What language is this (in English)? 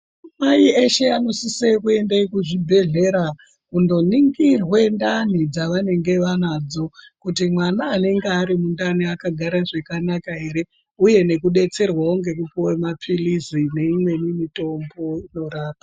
Ndau